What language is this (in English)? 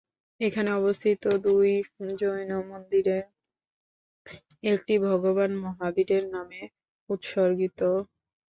Bangla